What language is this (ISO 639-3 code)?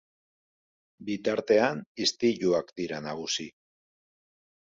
eus